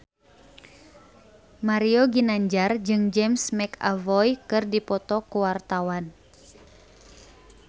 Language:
Sundanese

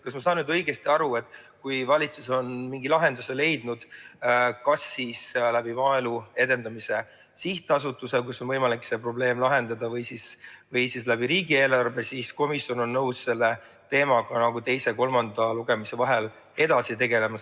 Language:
Estonian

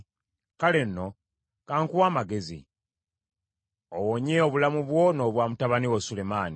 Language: Ganda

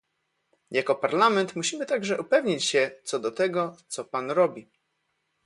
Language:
Polish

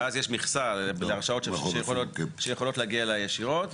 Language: Hebrew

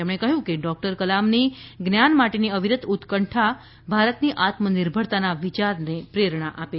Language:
Gujarati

